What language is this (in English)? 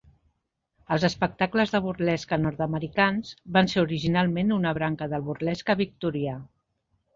Catalan